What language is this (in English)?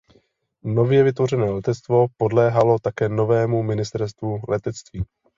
Czech